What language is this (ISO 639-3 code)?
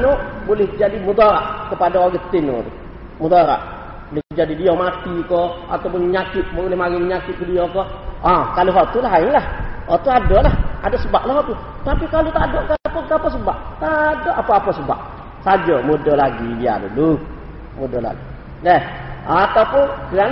msa